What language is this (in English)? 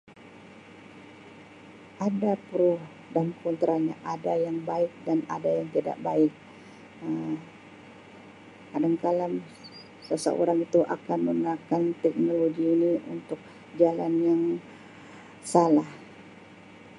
Sabah Malay